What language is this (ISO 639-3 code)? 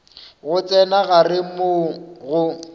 nso